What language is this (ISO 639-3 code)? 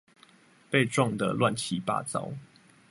zho